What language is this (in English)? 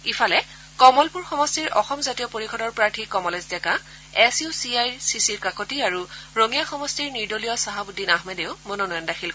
Assamese